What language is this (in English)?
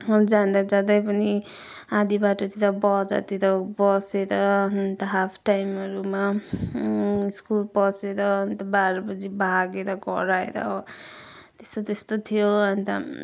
Nepali